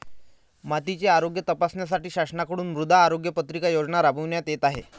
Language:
Marathi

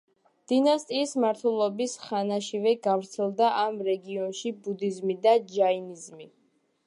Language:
Georgian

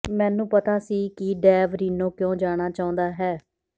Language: Punjabi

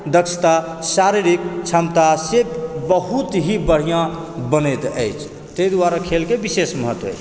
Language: Maithili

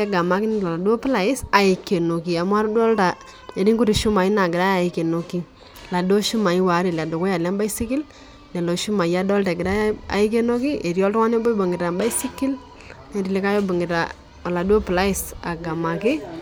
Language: Masai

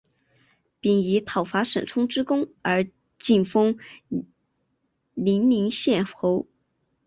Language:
Chinese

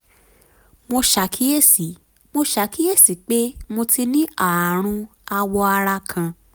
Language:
Yoruba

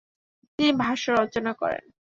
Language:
Bangla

